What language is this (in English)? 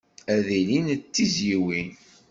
Kabyle